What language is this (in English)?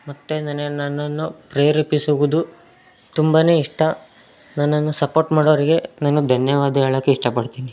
Kannada